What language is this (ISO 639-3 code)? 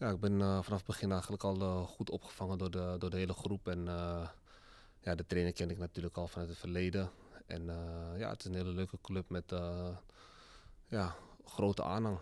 nld